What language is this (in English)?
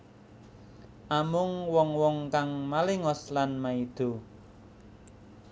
Javanese